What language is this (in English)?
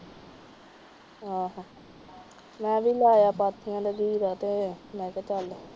Punjabi